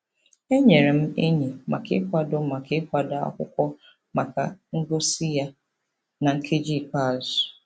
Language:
Igbo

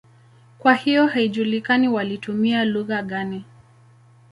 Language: Swahili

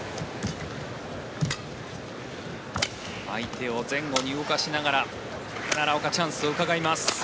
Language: Japanese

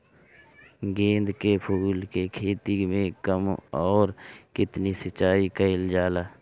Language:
Bhojpuri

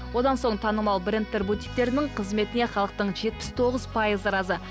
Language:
Kazakh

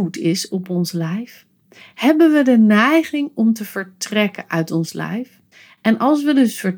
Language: Dutch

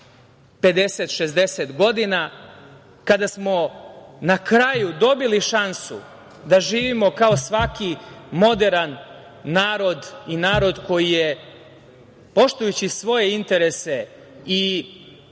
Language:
Serbian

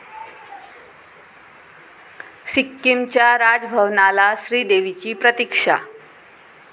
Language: Marathi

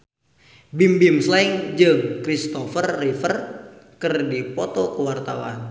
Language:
Sundanese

